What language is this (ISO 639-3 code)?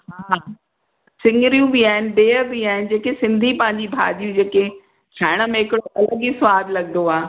snd